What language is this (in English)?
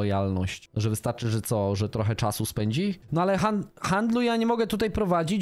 Polish